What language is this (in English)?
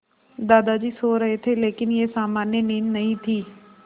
Hindi